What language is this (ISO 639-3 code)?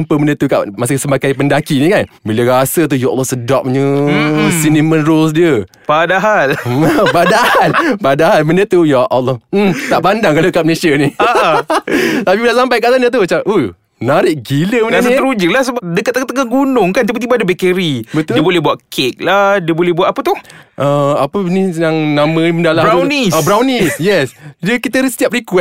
msa